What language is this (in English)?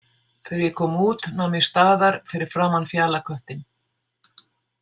Icelandic